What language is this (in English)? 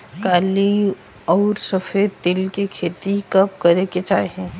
Bhojpuri